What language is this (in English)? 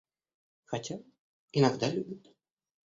Russian